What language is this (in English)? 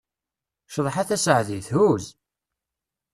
Kabyle